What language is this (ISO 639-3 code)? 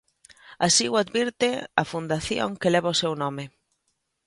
glg